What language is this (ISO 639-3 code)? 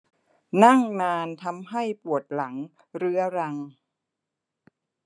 tha